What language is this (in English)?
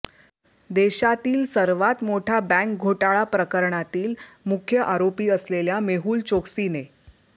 Marathi